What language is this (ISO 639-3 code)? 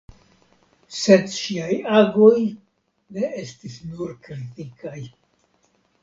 epo